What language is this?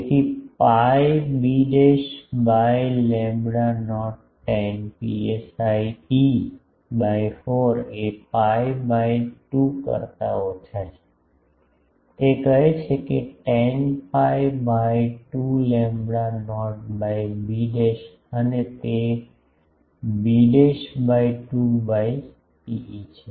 Gujarati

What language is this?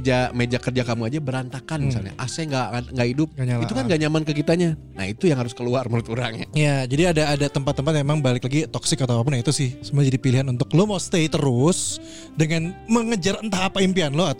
Indonesian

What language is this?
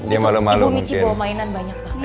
Indonesian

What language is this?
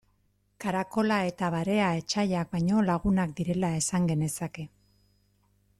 Basque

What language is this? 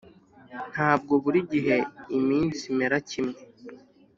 Kinyarwanda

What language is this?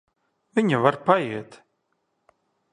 Latvian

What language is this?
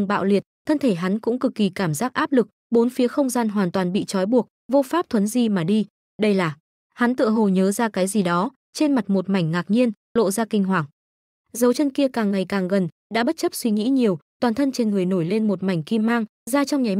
Vietnamese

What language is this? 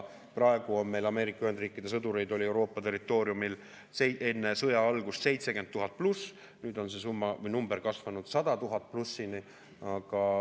Estonian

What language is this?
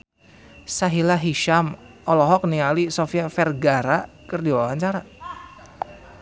Sundanese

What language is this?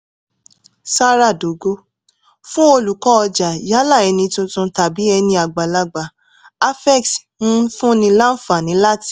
Yoruba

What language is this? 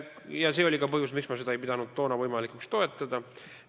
Estonian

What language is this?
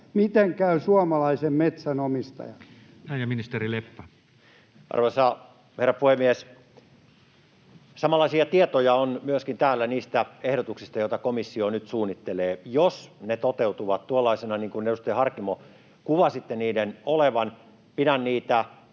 Finnish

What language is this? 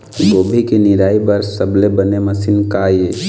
Chhattisgarhi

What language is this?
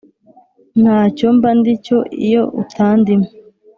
Kinyarwanda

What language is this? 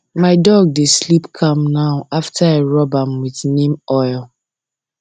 Nigerian Pidgin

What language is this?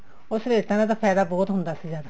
Punjabi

